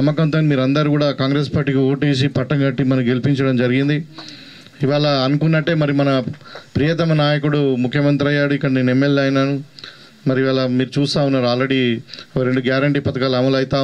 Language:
Telugu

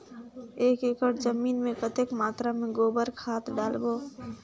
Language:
Chhattisgarhi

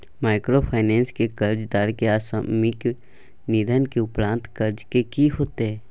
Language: Maithili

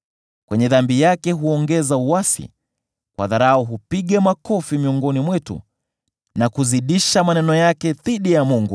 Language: Swahili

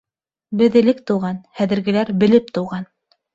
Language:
Bashkir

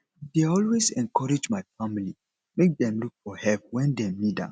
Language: Nigerian Pidgin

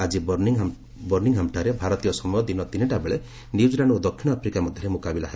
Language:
Odia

